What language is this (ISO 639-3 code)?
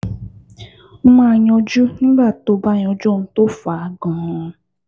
yor